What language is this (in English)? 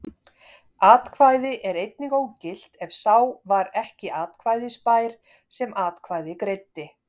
Icelandic